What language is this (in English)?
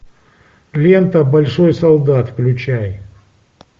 Russian